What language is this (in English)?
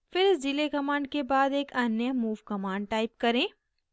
Hindi